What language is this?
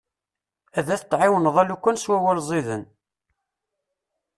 Kabyle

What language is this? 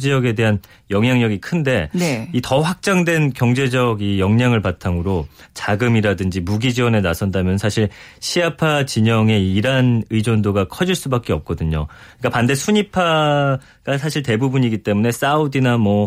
Korean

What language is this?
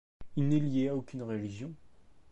French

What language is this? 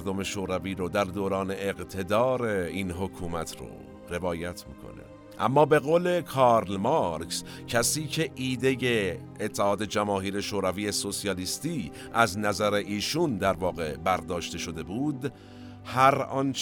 Persian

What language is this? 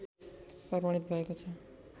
Nepali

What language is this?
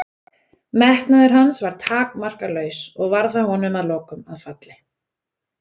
Icelandic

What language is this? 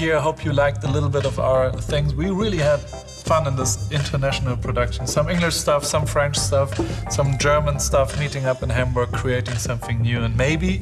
English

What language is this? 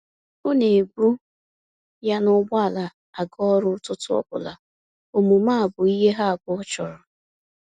Igbo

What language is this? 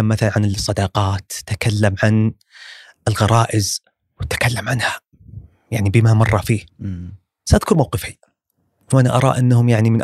Arabic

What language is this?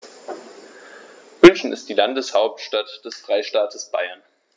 German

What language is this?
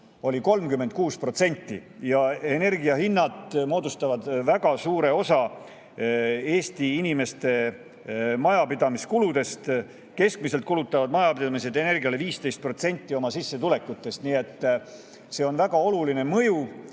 Estonian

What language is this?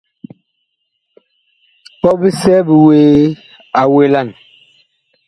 Bakoko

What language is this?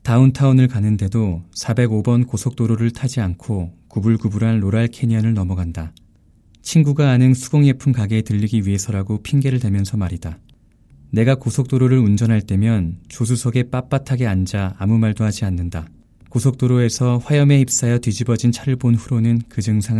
Korean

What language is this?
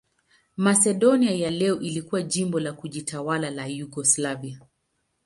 Swahili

